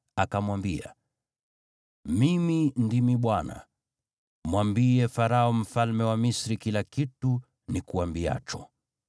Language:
Swahili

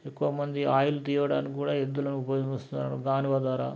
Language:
Telugu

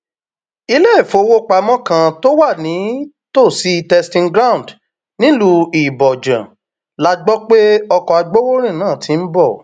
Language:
Yoruba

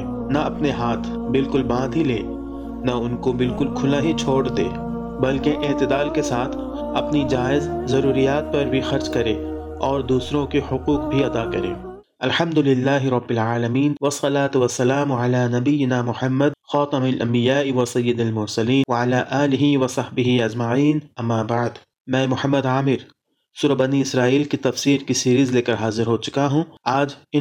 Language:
Urdu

